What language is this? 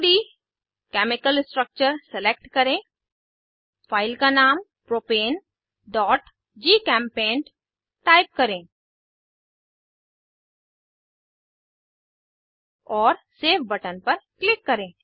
Hindi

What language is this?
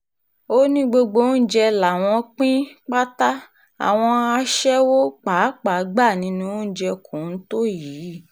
Yoruba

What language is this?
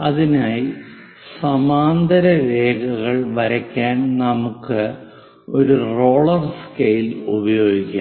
Malayalam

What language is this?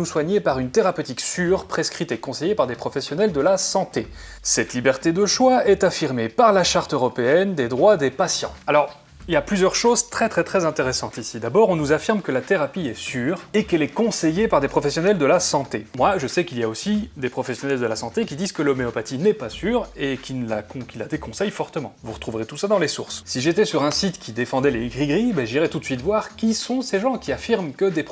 French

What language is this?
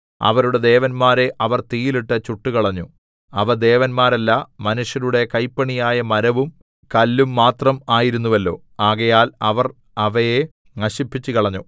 Malayalam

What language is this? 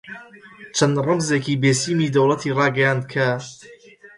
Central Kurdish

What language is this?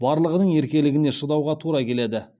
Kazakh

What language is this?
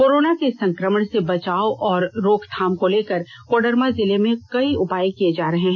Hindi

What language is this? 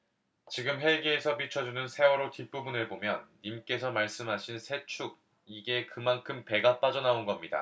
Korean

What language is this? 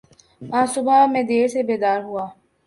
Urdu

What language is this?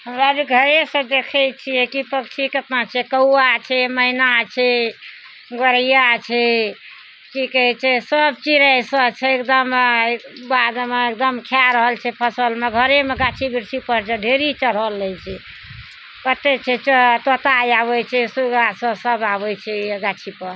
Maithili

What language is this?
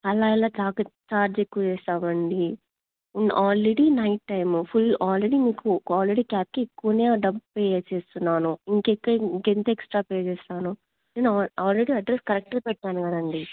Telugu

